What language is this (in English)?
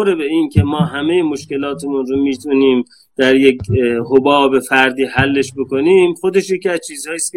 Persian